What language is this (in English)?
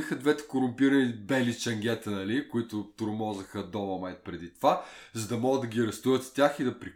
Bulgarian